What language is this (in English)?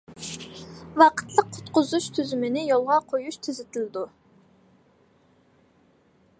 Uyghur